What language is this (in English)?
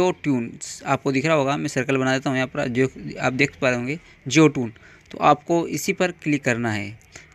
Hindi